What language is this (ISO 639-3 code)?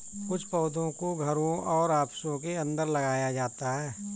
hin